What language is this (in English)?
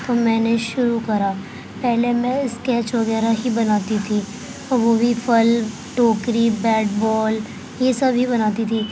Urdu